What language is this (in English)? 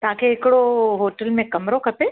Sindhi